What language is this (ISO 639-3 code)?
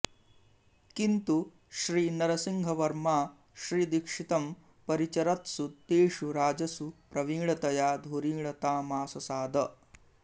san